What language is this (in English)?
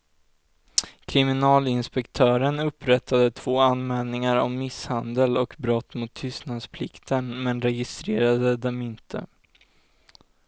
Swedish